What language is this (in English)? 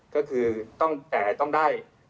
Thai